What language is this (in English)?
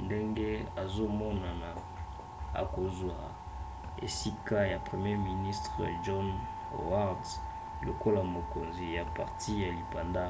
Lingala